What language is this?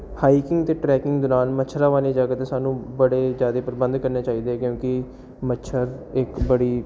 Punjabi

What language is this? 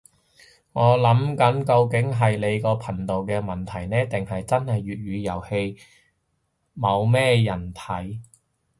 Cantonese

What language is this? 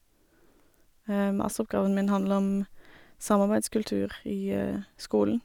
Norwegian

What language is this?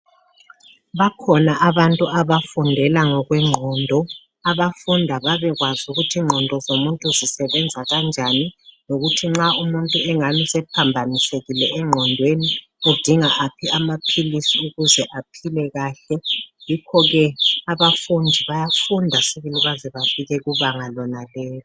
North Ndebele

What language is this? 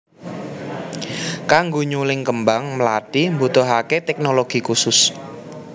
Javanese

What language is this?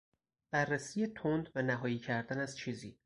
Persian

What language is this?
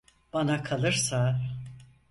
Turkish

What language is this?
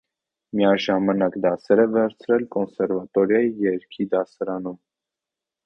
Armenian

